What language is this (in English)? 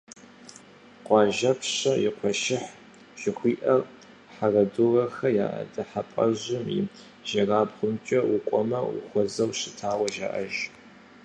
Kabardian